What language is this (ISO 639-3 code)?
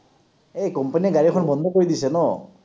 asm